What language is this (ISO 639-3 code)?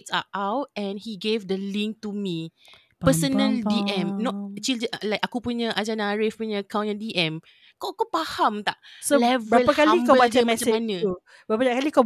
msa